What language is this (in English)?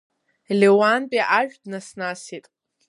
Abkhazian